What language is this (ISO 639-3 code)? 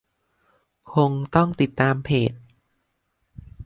tha